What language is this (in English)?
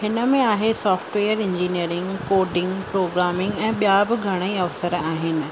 Sindhi